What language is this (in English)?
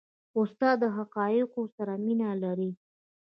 Pashto